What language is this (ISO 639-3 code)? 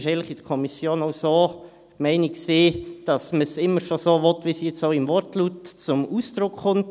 gsw